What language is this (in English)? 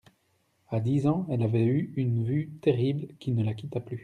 French